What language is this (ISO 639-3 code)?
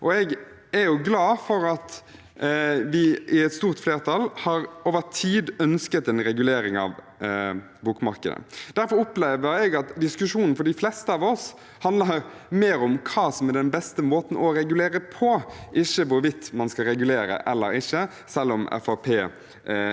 nor